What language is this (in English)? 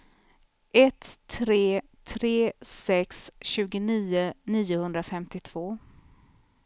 Swedish